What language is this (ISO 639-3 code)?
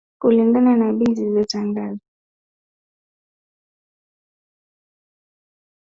swa